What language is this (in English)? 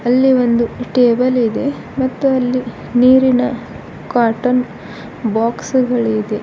Kannada